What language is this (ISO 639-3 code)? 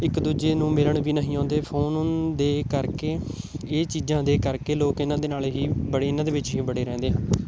pan